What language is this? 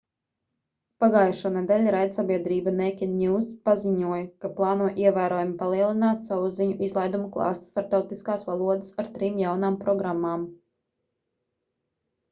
Latvian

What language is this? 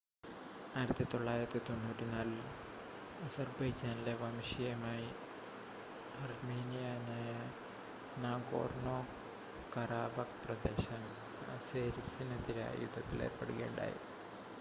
Malayalam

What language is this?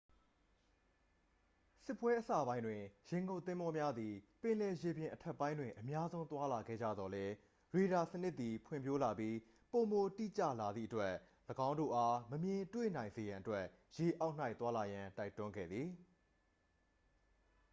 Burmese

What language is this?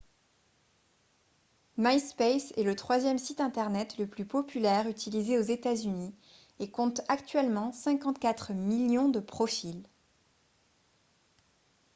French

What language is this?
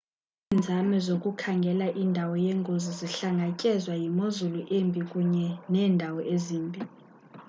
Xhosa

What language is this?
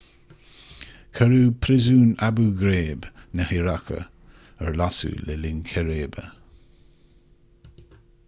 Irish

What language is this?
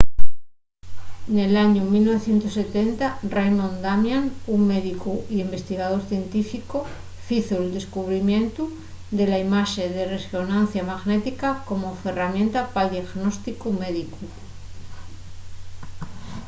Asturian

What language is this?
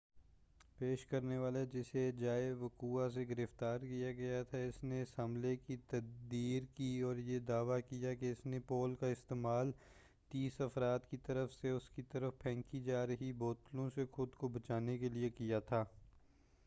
Urdu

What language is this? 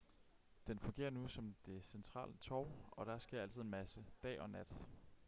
Danish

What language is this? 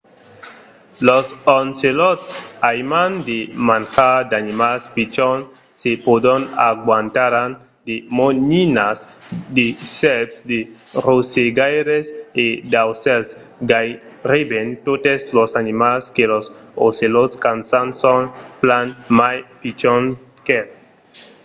Occitan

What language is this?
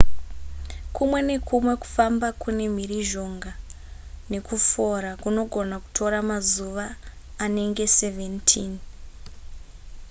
Shona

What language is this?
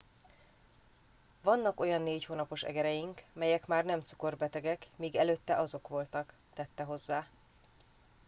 Hungarian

